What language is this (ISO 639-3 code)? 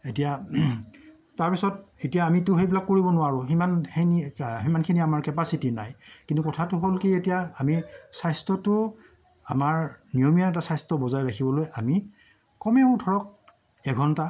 asm